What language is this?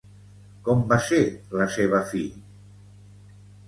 Catalan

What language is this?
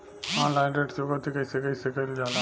Bhojpuri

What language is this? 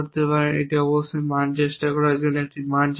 Bangla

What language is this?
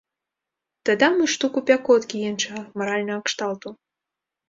Belarusian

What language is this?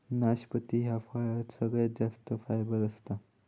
Marathi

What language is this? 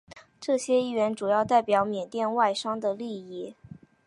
Chinese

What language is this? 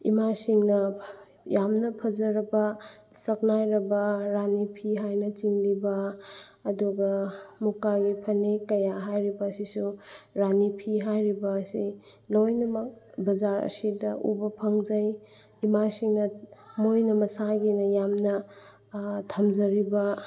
Manipuri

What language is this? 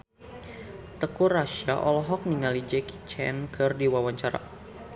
Sundanese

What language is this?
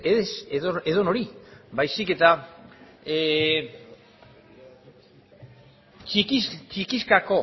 Basque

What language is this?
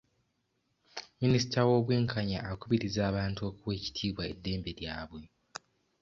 Ganda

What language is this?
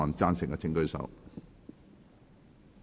Cantonese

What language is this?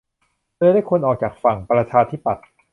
Thai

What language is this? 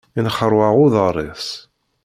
Kabyle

